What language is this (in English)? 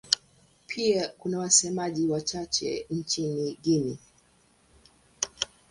Swahili